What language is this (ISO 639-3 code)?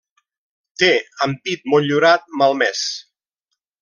cat